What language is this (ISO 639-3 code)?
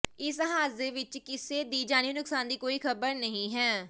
pan